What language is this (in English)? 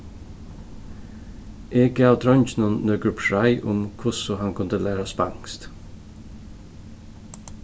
Faroese